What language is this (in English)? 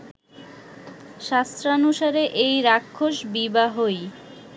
Bangla